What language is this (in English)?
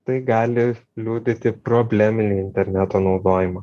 Lithuanian